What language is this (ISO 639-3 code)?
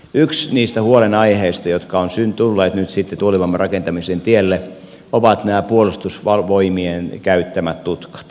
fin